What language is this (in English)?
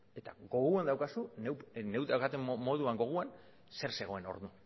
Basque